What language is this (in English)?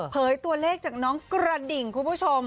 Thai